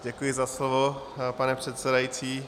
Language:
Czech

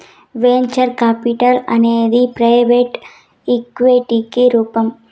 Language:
Telugu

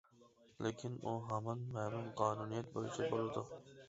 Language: Uyghur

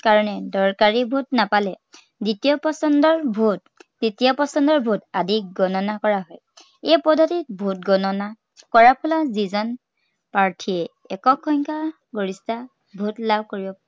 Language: Assamese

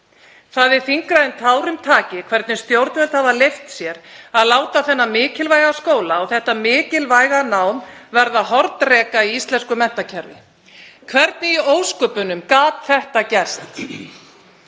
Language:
Icelandic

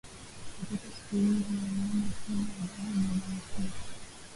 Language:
Swahili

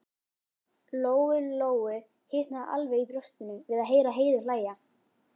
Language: Icelandic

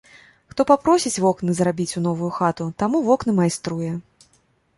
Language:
Belarusian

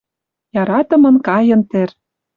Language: Western Mari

